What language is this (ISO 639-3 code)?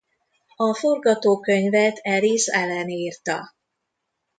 hun